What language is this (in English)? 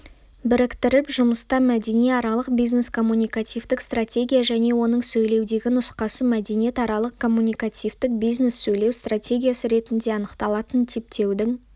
Kazakh